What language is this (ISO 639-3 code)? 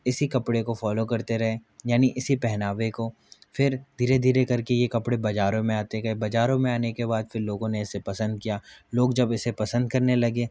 hin